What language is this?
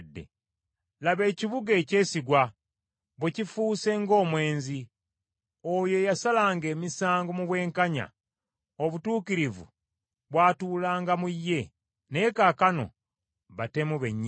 Ganda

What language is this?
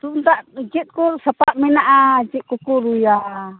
Santali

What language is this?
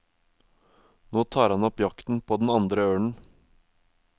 Norwegian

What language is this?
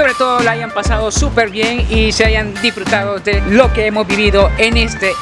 Spanish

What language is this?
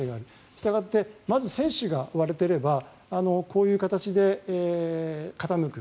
Japanese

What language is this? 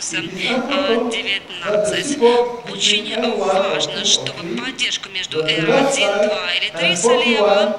Russian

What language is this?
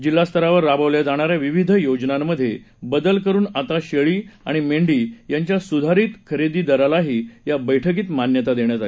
Marathi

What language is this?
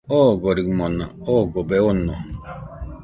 Nüpode Huitoto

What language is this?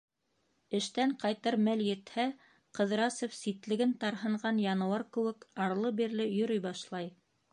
Bashkir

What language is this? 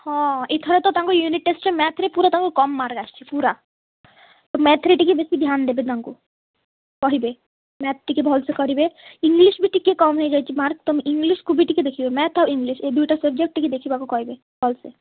Odia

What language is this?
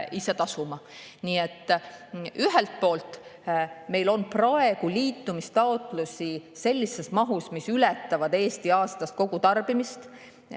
Estonian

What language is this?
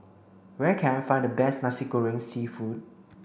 English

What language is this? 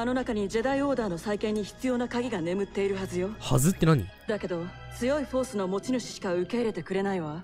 Japanese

